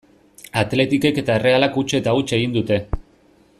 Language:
Basque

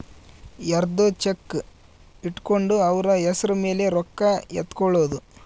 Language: Kannada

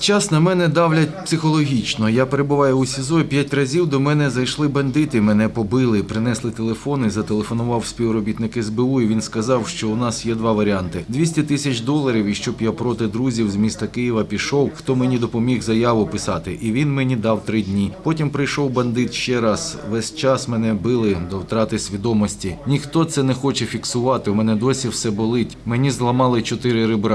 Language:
Ukrainian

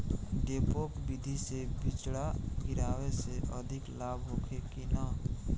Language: Bhojpuri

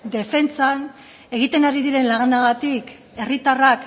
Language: Basque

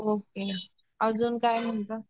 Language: Marathi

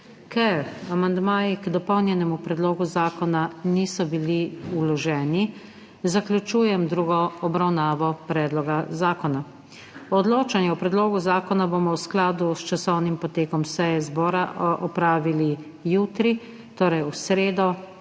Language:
Slovenian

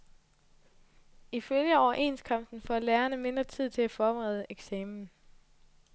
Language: Danish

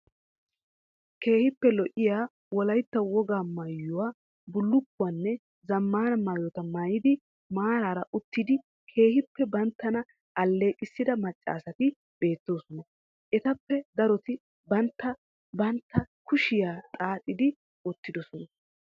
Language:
Wolaytta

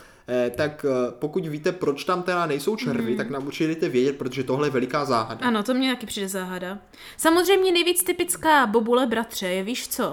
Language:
Czech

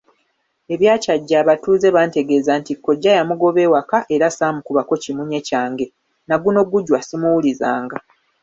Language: Ganda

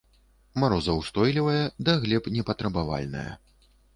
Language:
Belarusian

